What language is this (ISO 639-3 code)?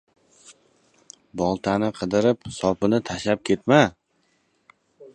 uzb